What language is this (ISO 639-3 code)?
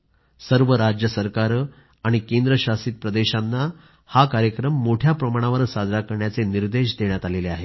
mar